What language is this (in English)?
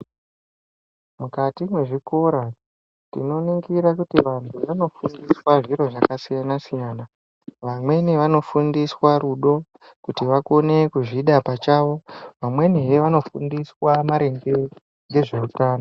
Ndau